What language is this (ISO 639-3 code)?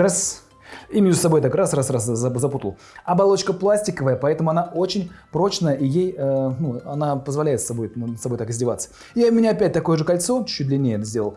rus